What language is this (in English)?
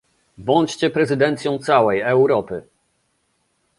Polish